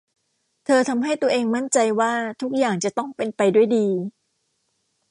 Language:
Thai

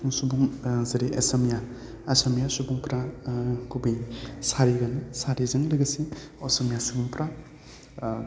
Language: Bodo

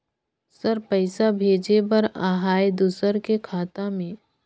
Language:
Chhattisgarhi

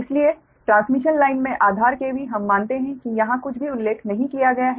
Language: Hindi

